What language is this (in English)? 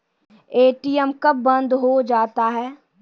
Maithili